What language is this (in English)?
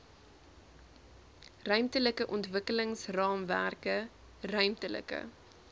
Afrikaans